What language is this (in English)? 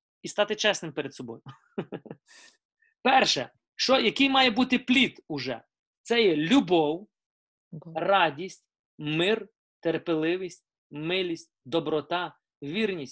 Ukrainian